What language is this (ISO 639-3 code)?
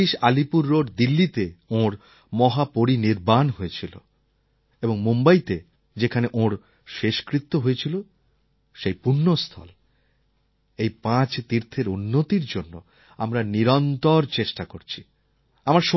ben